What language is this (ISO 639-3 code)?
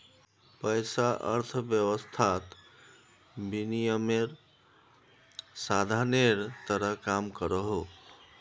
mag